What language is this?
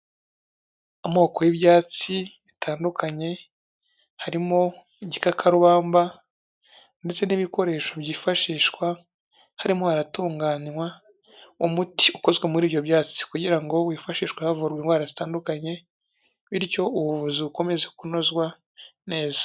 Kinyarwanda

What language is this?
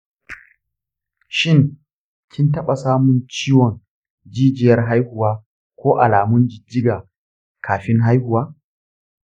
Hausa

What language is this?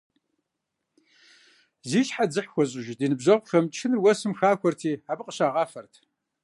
Kabardian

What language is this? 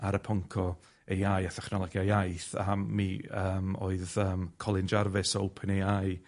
Welsh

